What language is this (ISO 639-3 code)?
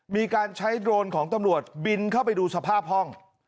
tha